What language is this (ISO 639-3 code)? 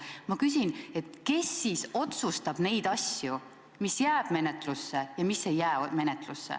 est